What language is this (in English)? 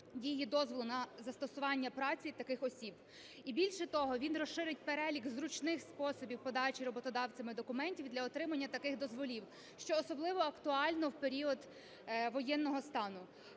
Ukrainian